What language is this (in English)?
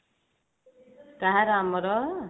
Odia